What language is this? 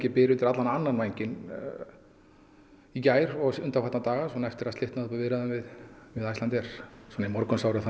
Icelandic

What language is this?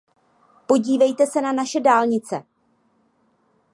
Czech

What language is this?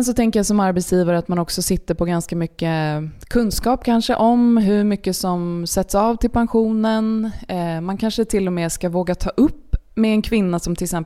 Swedish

